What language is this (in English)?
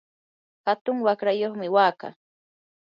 Yanahuanca Pasco Quechua